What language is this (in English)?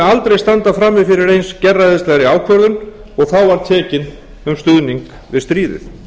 Icelandic